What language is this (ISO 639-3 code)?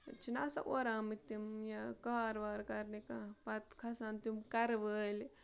kas